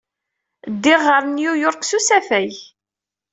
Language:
Kabyle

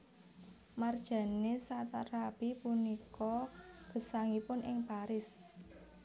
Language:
Javanese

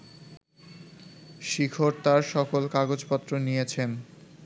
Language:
Bangla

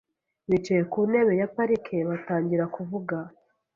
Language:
Kinyarwanda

